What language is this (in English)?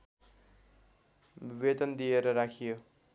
Nepali